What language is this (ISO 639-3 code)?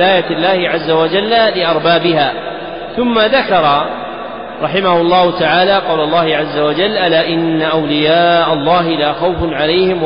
ara